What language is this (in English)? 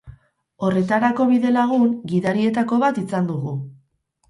Basque